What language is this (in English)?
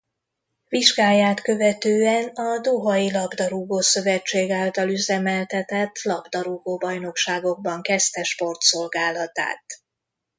Hungarian